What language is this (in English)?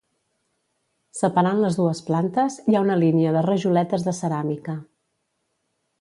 Catalan